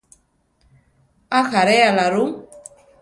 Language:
Central Tarahumara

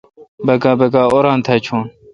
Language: Kalkoti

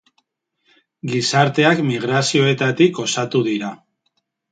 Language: Basque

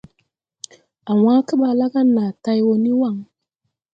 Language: Tupuri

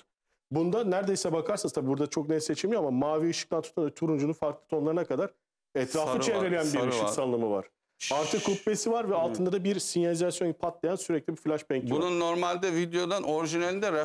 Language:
Turkish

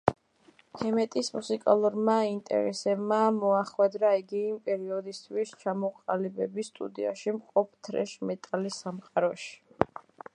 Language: Georgian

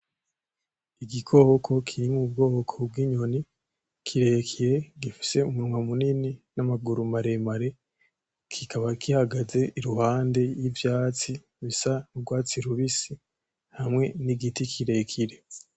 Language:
Rundi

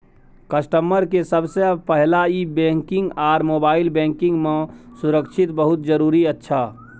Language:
Maithili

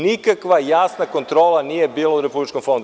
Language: Serbian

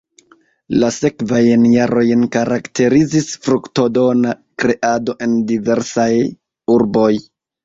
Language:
Esperanto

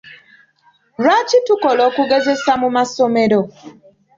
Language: Ganda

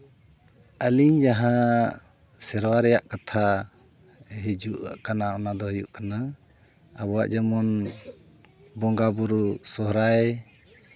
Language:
Santali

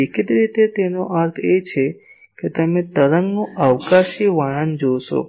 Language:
Gujarati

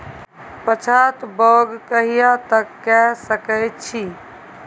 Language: Maithili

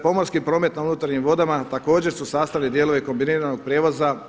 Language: Croatian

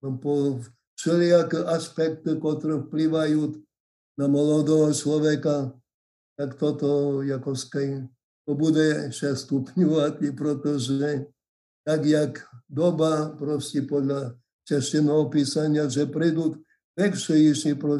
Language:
Slovak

